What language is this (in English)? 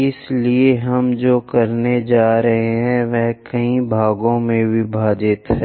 Hindi